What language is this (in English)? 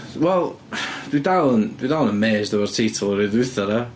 Welsh